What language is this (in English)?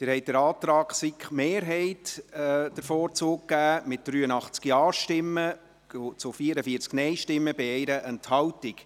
Swiss German